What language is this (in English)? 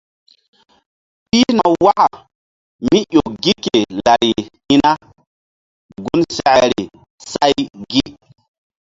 Mbum